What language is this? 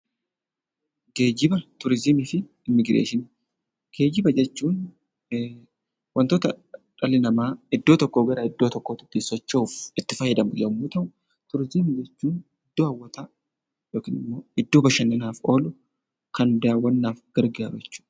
Oromo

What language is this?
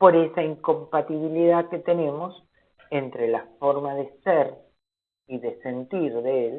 Spanish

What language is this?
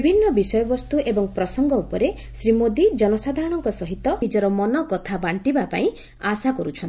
Odia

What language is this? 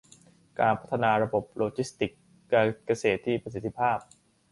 Thai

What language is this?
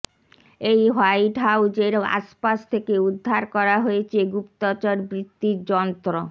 Bangla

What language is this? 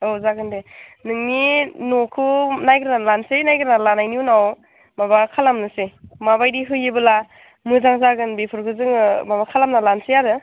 Bodo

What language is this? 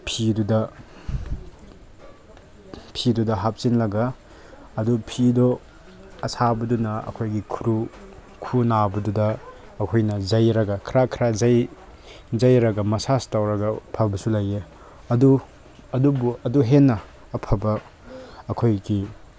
Manipuri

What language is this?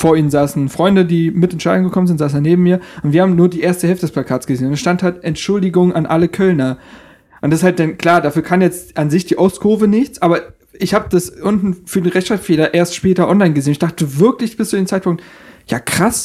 German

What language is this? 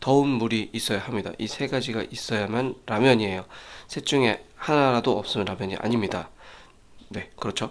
Korean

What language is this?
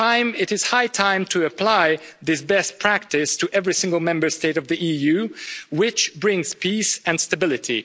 English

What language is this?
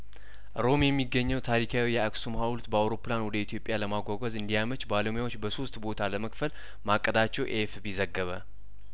Amharic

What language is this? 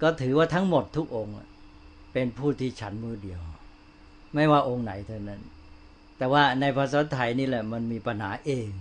Thai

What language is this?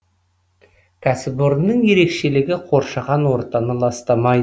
Kazakh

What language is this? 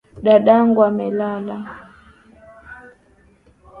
Swahili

